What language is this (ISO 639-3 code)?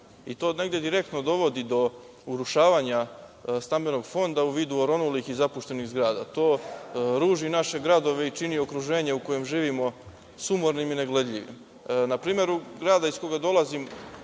srp